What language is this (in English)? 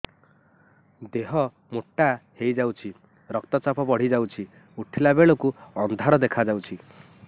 Odia